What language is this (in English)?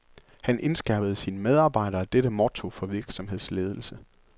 Danish